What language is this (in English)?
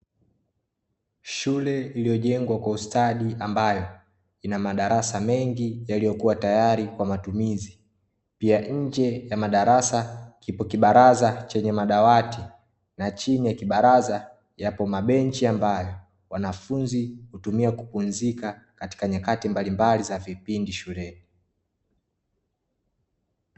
Swahili